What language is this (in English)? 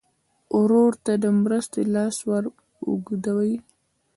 Pashto